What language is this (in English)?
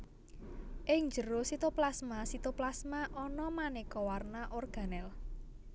Javanese